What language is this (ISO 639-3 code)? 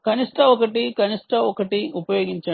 tel